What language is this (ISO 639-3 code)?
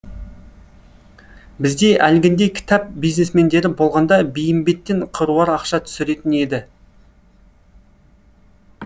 kaz